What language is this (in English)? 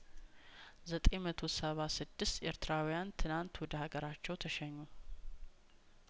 Amharic